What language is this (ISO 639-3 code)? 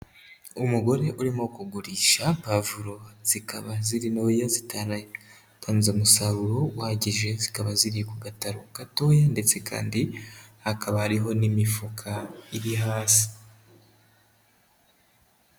kin